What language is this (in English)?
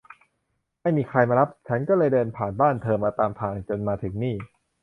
Thai